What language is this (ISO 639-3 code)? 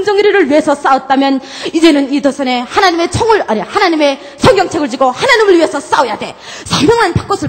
kor